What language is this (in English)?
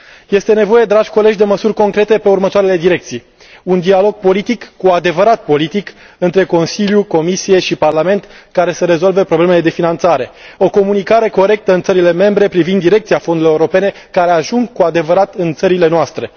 Romanian